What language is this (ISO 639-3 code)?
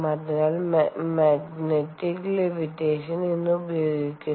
mal